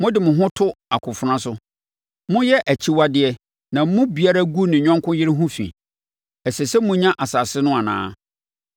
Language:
Akan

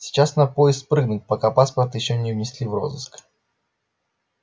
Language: Russian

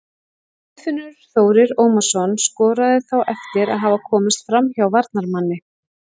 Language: Icelandic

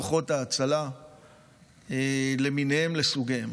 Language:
Hebrew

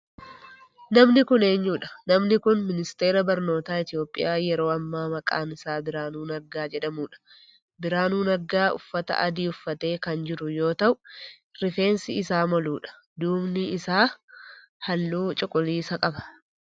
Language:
Oromo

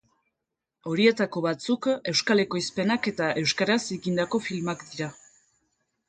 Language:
Basque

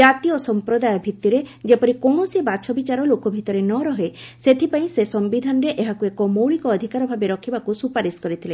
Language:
Odia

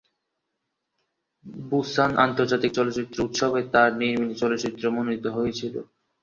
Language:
Bangla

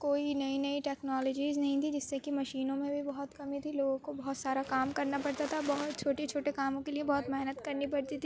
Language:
Urdu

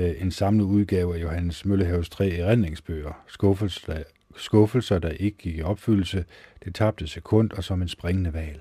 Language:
Danish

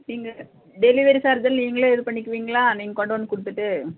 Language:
Tamil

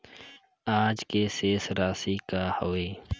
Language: Chhattisgarhi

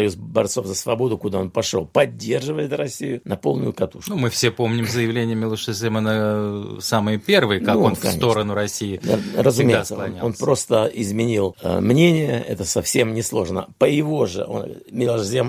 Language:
Russian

